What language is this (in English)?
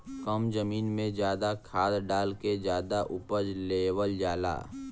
Bhojpuri